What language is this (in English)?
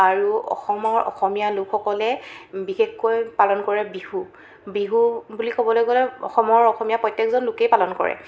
Assamese